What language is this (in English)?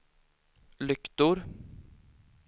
Swedish